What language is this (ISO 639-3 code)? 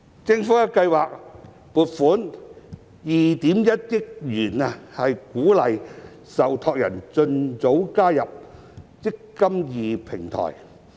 yue